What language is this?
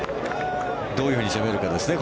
Japanese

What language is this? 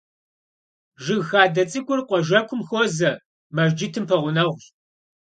Kabardian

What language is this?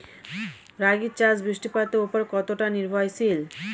Bangla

